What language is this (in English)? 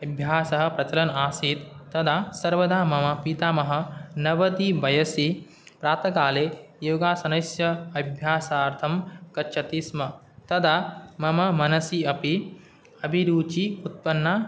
Sanskrit